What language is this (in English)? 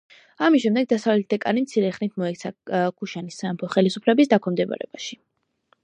Georgian